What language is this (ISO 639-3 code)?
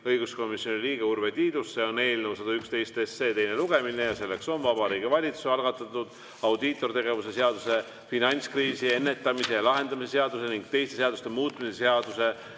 est